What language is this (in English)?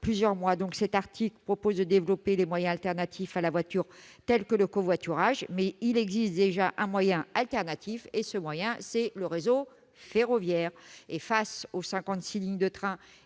French